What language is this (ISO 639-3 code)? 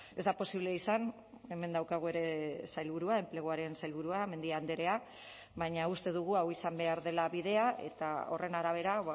eus